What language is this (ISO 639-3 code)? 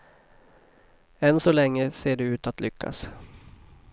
swe